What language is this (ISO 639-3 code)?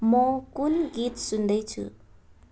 nep